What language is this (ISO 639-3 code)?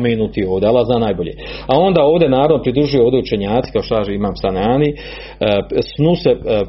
hrv